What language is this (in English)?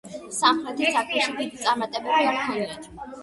Georgian